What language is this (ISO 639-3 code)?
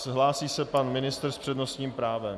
ces